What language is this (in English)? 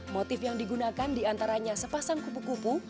Indonesian